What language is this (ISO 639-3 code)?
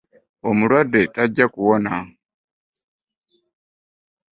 lug